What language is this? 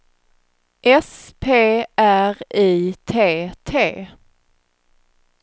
Swedish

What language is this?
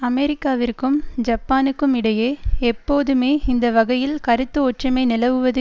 Tamil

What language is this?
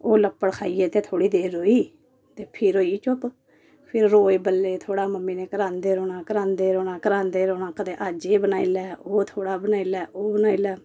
Dogri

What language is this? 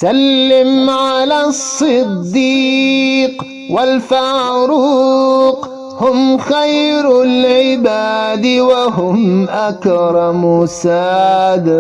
Arabic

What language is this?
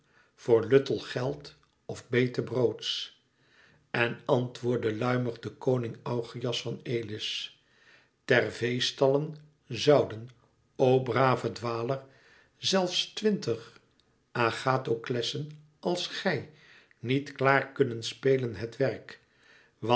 Dutch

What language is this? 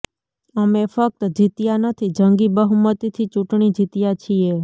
Gujarati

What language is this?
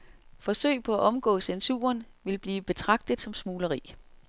Danish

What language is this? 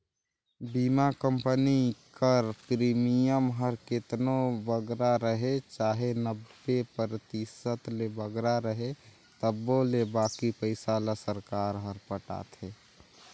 Chhattisgarhi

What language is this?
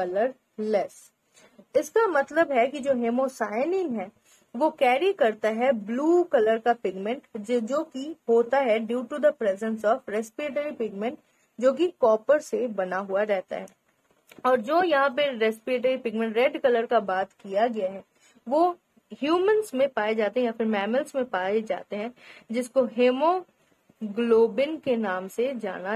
Hindi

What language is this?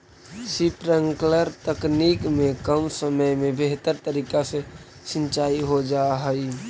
Magahi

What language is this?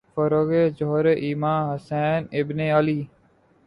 Urdu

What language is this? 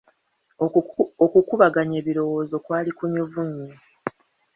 Ganda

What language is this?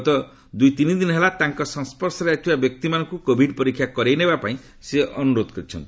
Odia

